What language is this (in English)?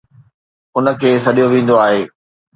Sindhi